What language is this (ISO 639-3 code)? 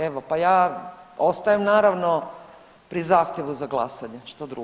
hrv